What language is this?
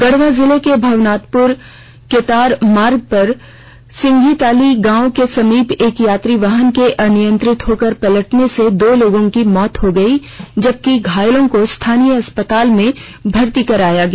Hindi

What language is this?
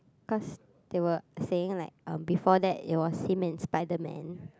English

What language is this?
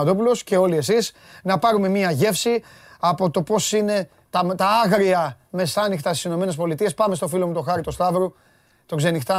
Greek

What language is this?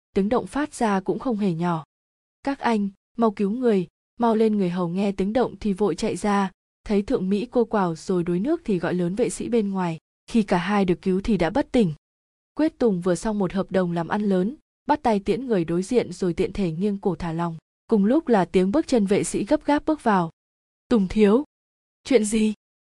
Vietnamese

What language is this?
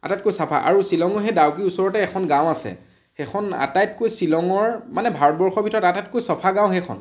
Assamese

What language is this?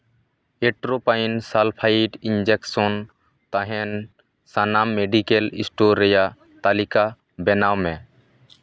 Santali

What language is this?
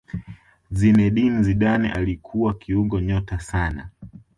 Swahili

